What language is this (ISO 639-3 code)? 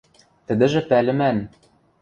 mrj